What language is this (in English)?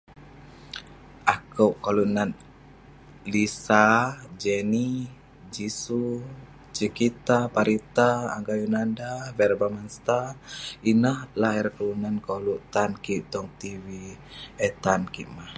Western Penan